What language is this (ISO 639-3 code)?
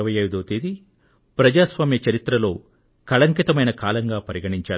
tel